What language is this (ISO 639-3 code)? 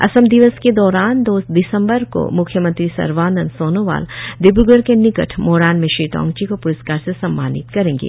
hin